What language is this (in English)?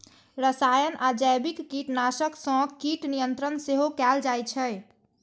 Maithili